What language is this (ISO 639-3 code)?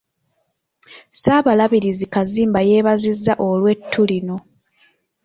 lug